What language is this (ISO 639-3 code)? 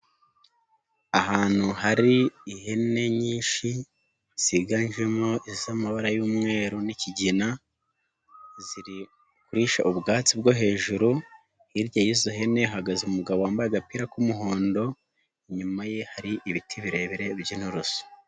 kin